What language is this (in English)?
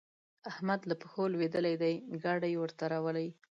Pashto